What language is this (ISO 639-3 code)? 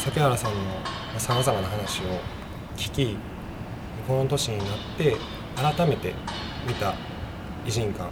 jpn